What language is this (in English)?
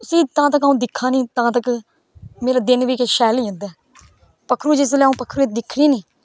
Dogri